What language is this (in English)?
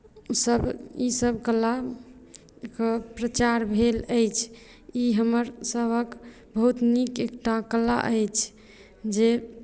Maithili